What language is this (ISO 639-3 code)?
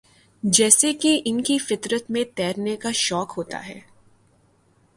urd